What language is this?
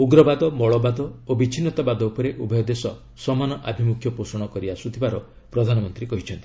Odia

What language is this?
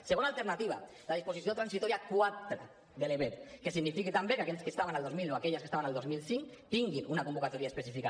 Catalan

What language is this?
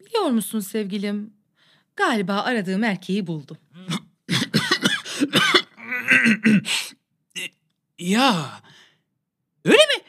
Turkish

